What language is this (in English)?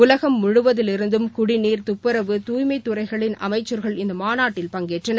Tamil